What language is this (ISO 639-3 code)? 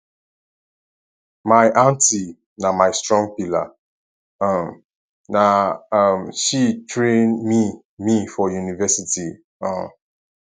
pcm